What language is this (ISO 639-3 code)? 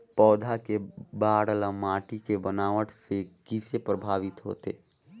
hne